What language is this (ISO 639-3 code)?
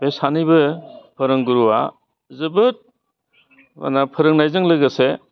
brx